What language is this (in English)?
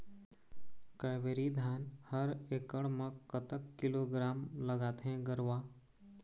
Chhattisgarhi